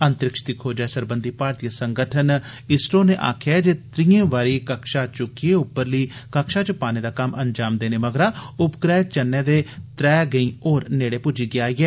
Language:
Dogri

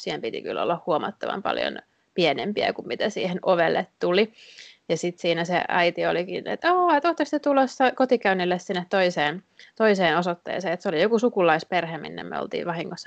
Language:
Finnish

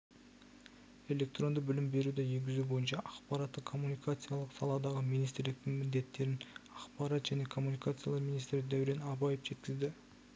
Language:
Kazakh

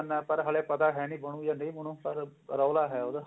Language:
Punjabi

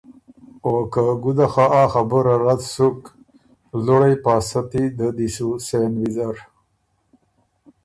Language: Ormuri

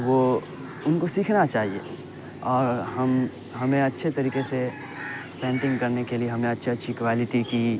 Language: Urdu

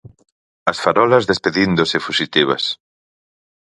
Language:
Galician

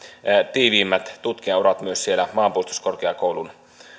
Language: Finnish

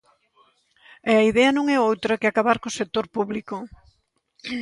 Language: Galician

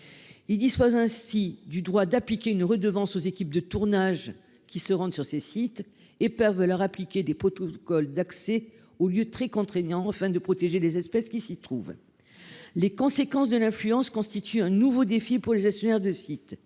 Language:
French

